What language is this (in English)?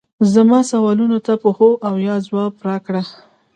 Pashto